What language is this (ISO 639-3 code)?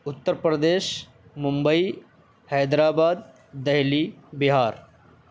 urd